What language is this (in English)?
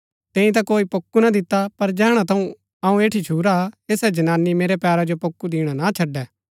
Gaddi